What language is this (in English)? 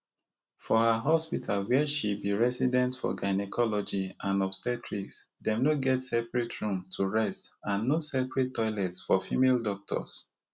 Nigerian Pidgin